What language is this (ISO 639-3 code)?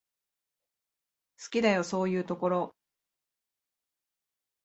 jpn